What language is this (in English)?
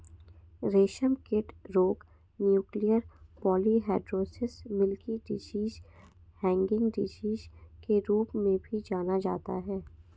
Hindi